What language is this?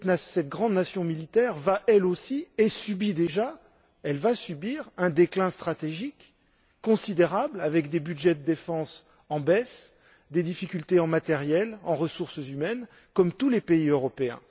French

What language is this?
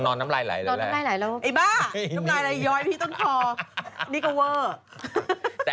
Thai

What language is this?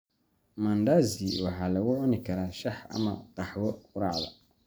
Somali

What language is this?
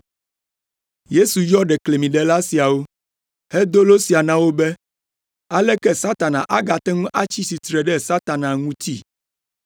Ewe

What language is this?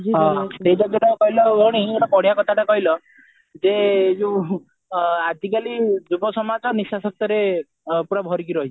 Odia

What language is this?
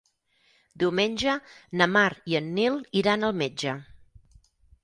Catalan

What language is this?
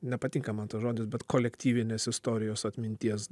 Lithuanian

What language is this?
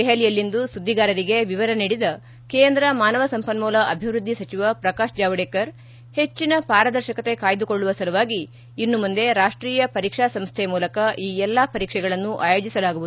Kannada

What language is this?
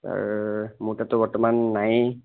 Assamese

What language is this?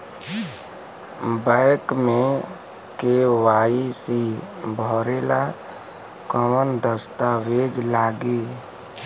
Bhojpuri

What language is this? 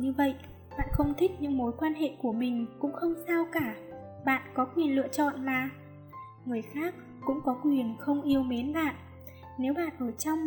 Vietnamese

